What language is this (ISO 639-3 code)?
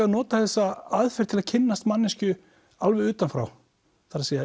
isl